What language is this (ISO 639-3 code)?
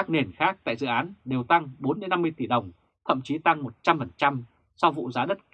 vie